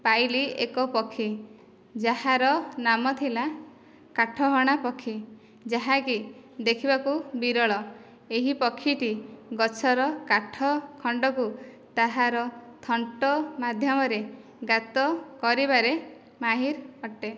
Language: Odia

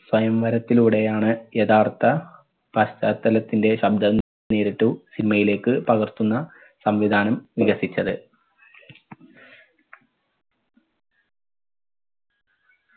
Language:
Malayalam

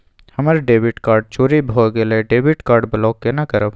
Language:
Maithili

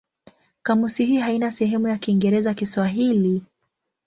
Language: Swahili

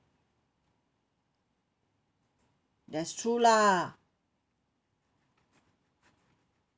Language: English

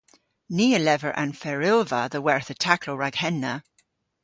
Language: Cornish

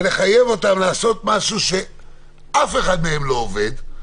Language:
Hebrew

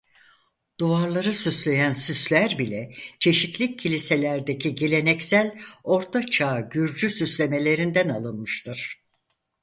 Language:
Turkish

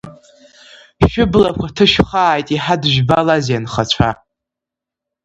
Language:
Abkhazian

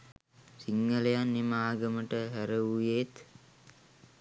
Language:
Sinhala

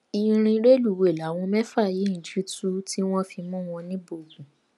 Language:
Yoruba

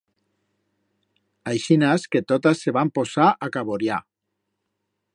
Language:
Aragonese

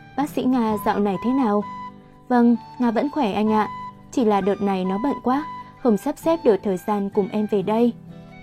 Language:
Vietnamese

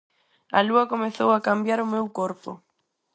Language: Galician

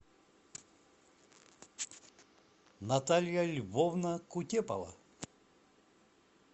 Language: Russian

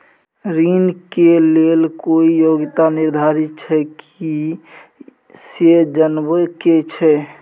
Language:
Maithili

